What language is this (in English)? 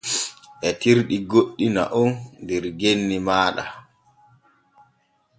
Borgu Fulfulde